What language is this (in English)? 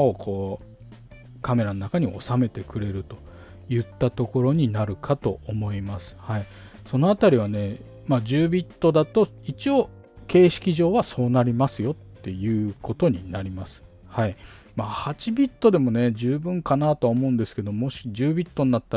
Japanese